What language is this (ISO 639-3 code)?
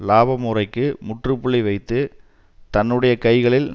tam